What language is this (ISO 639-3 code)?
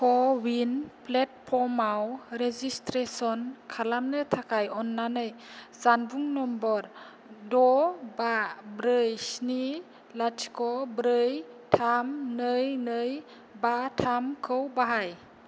brx